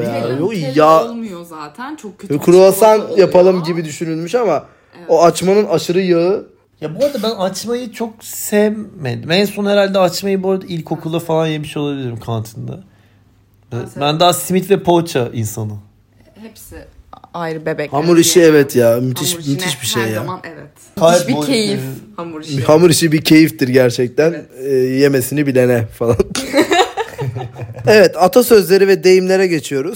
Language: Turkish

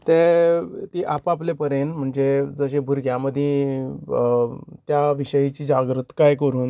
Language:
Konkani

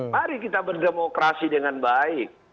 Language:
Indonesian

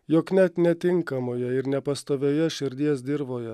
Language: Lithuanian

